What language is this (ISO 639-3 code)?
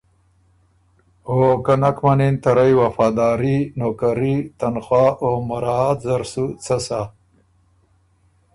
oru